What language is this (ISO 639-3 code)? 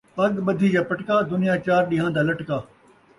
skr